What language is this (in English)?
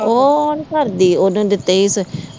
Punjabi